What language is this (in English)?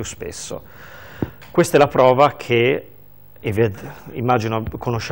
Italian